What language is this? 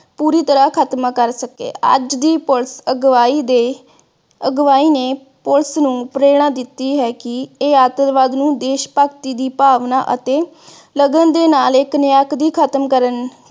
Punjabi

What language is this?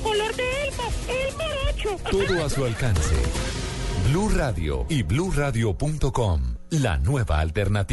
Spanish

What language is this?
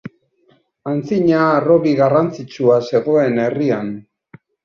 Basque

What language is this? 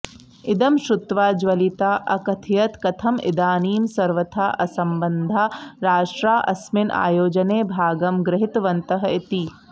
Sanskrit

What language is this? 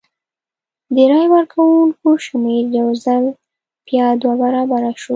Pashto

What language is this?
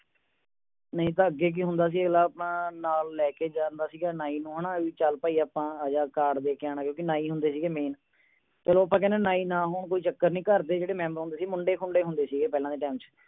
Punjabi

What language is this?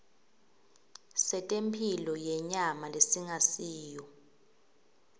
Swati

